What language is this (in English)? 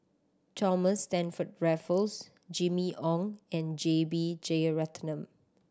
English